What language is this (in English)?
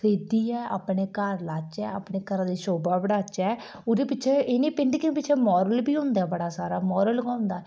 Dogri